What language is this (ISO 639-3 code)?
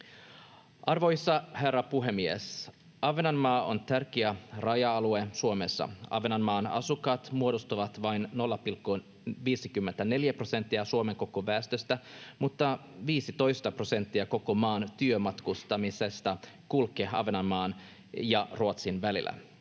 fin